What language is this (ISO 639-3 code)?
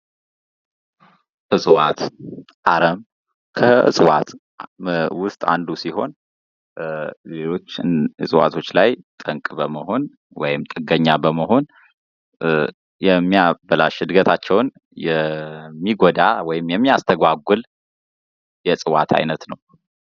amh